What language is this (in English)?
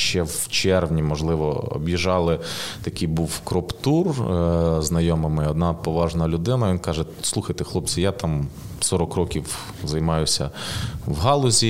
Ukrainian